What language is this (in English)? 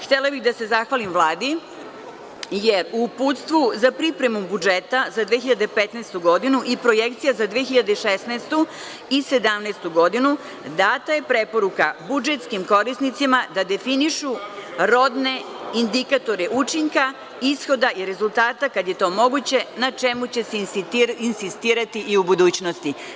Serbian